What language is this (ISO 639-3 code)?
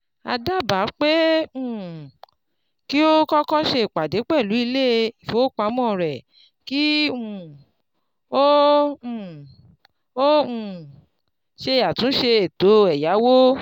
yor